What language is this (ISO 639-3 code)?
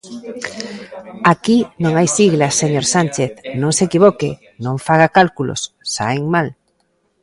glg